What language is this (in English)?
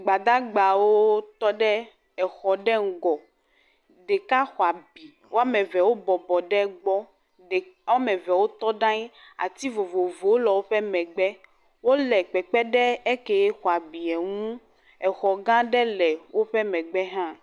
Ewe